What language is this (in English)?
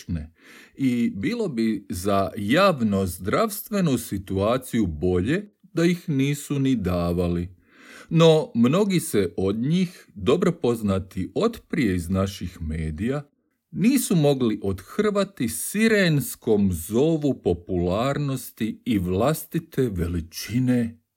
Croatian